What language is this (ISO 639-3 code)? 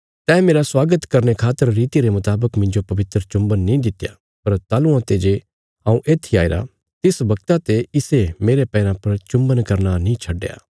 kfs